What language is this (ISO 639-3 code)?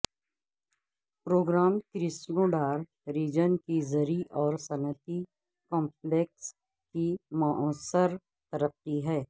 urd